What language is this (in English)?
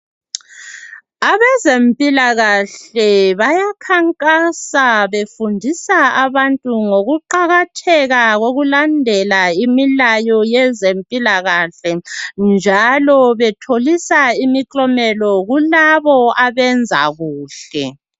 North Ndebele